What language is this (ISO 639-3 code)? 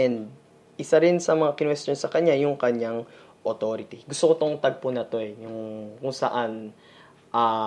fil